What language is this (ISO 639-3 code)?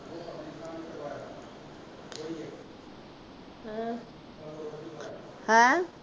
pan